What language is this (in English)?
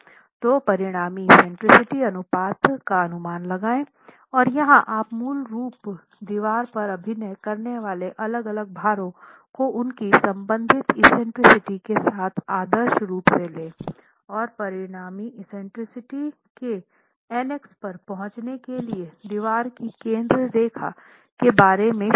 Hindi